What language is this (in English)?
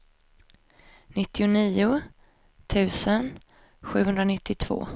Swedish